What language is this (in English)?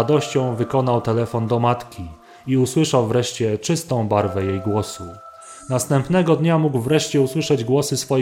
Polish